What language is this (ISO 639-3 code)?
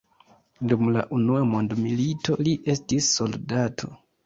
epo